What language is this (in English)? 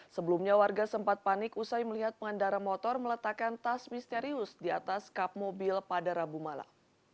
Indonesian